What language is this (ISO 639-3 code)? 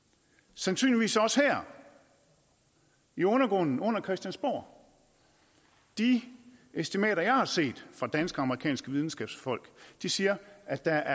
dan